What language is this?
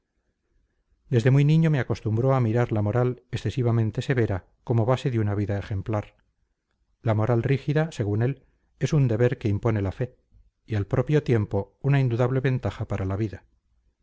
Spanish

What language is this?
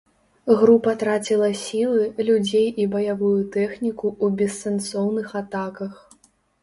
Belarusian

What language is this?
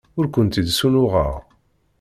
Kabyle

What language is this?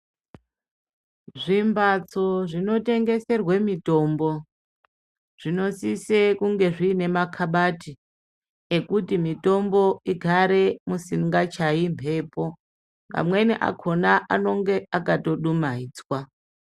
Ndau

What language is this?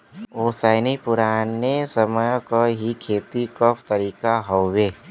Bhojpuri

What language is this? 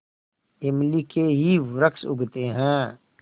Hindi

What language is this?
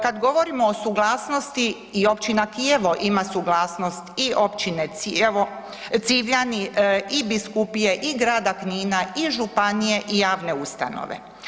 Croatian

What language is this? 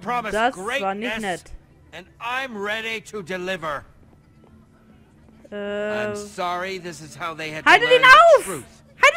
German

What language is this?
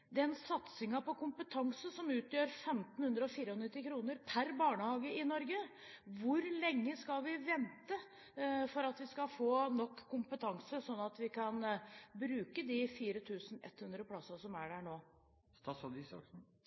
Norwegian Bokmål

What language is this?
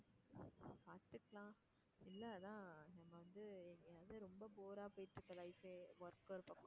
Tamil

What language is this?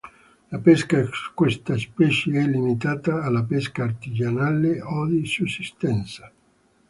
Italian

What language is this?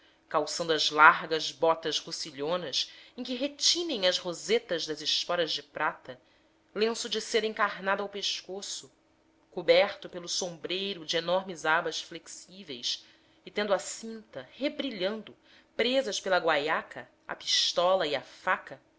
Portuguese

